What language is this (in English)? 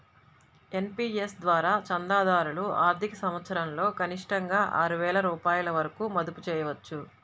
Telugu